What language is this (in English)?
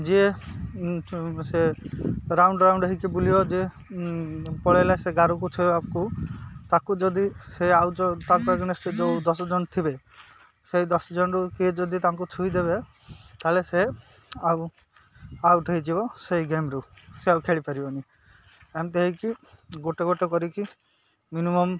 Odia